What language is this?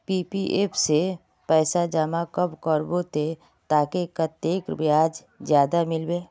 Magahi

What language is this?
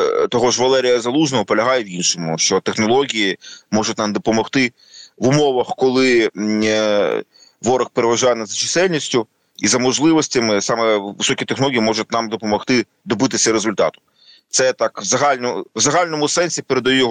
Ukrainian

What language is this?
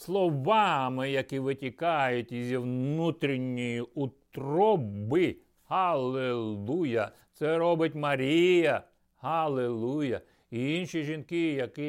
Ukrainian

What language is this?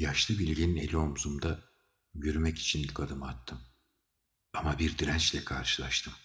Turkish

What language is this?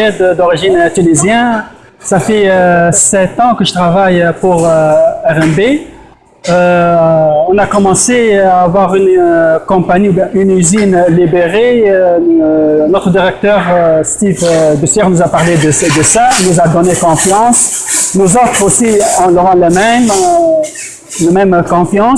French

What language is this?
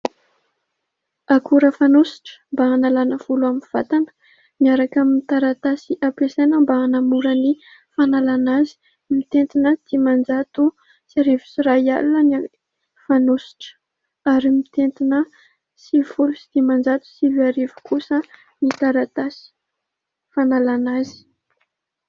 Malagasy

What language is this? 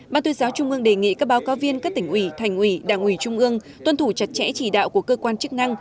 Vietnamese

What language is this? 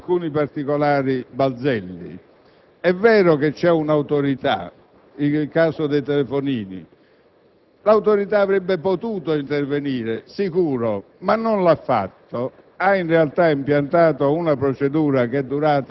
Italian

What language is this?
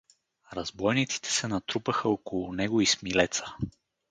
Bulgarian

